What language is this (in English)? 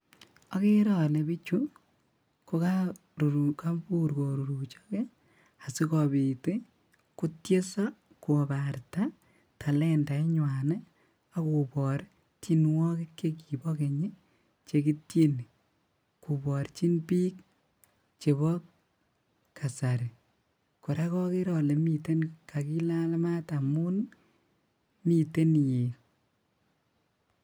Kalenjin